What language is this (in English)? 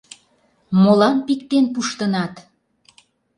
Mari